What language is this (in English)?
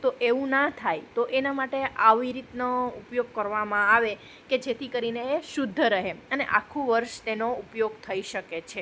Gujarati